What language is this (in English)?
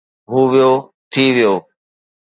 Sindhi